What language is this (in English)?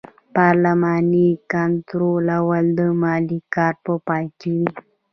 Pashto